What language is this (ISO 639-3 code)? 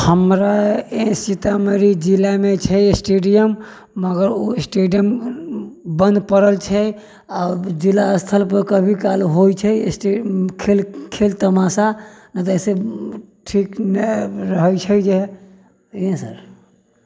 mai